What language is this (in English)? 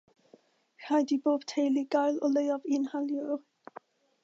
Welsh